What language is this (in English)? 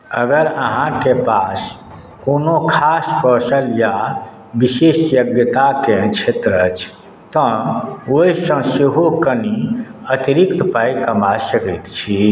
Maithili